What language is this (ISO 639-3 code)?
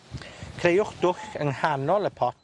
cym